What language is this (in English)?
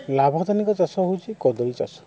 Odia